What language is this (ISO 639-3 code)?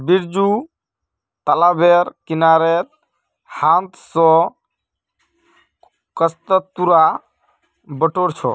mag